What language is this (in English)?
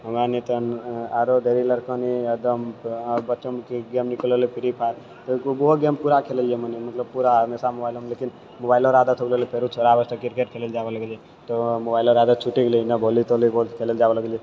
Maithili